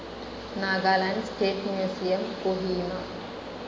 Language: Malayalam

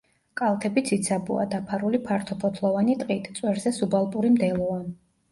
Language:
Georgian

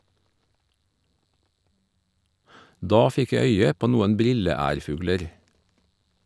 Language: Norwegian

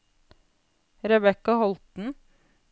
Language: Norwegian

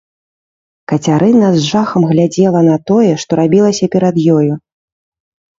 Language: Belarusian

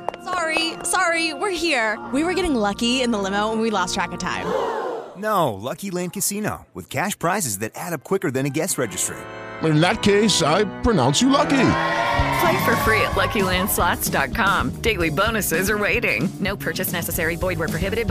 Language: Tamil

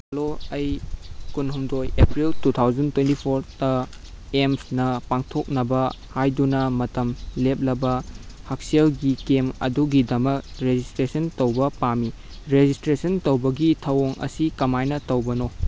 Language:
Manipuri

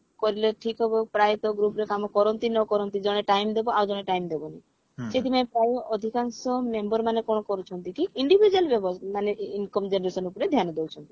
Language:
Odia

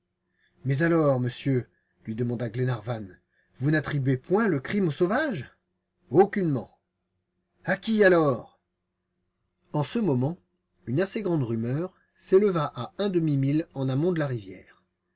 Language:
French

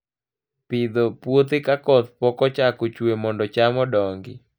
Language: Luo (Kenya and Tanzania)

